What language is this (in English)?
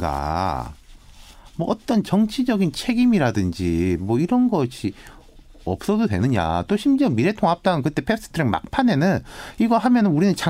Korean